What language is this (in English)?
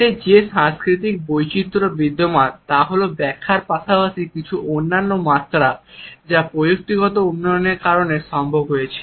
Bangla